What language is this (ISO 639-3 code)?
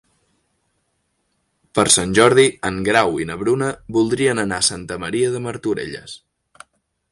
cat